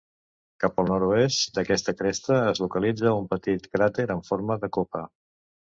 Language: Catalan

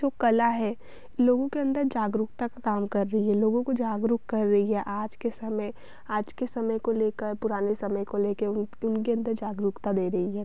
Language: Hindi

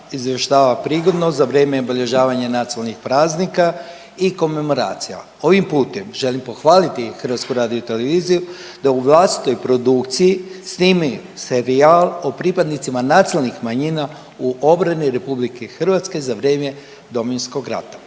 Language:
Croatian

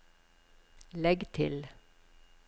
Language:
Norwegian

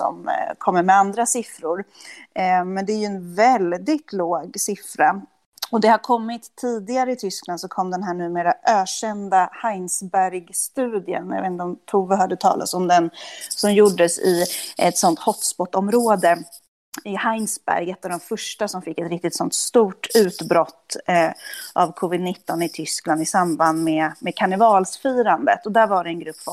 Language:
Swedish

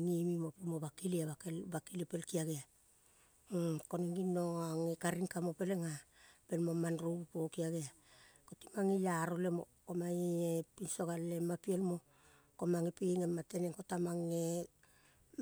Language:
Kol (Papua New Guinea)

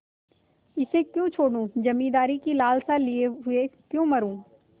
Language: Hindi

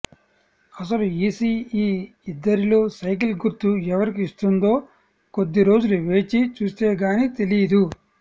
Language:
Telugu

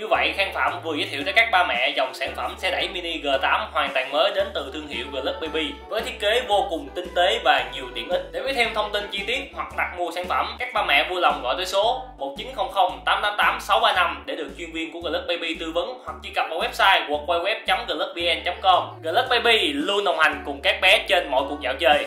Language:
Vietnamese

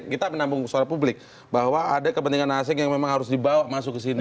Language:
Indonesian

